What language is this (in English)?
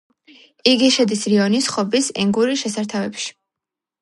Georgian